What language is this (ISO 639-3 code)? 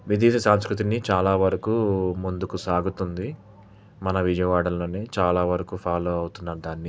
tel